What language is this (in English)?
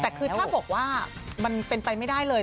Thai